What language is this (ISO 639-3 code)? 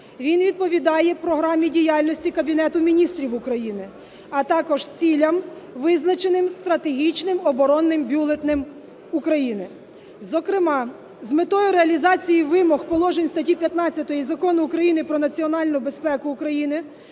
ukr